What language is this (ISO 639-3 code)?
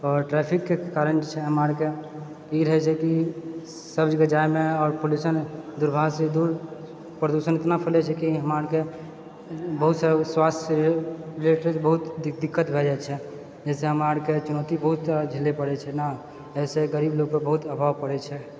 mai